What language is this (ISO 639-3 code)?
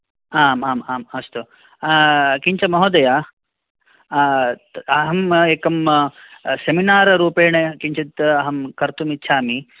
san